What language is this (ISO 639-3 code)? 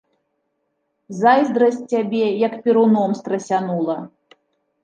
bel